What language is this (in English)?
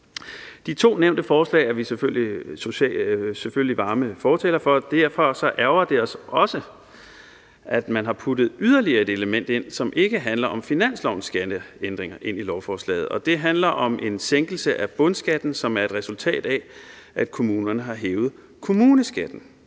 Danish